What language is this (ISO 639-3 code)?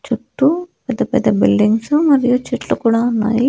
tel